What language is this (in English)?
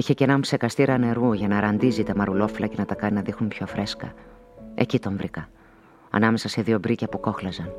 Greek